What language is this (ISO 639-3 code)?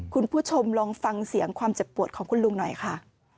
tha